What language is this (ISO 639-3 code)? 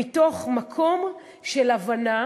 heb